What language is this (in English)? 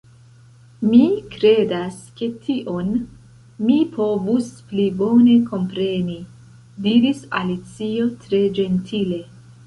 Esperanto